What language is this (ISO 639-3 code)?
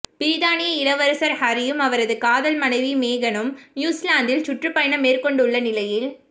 tam